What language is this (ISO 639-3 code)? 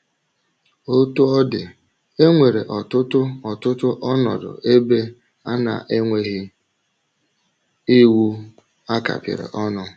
ibo